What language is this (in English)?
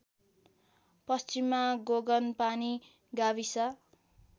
Nepali